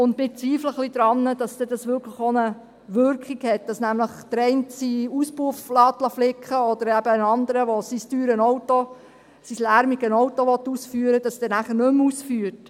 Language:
Swiss German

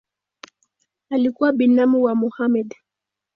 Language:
Swahili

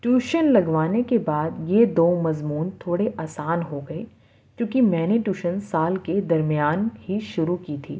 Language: Urdu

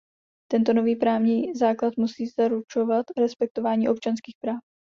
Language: Czech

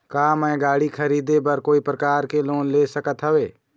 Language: Chhattisgarhi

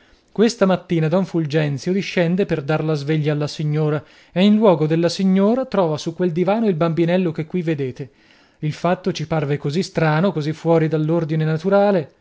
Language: Italian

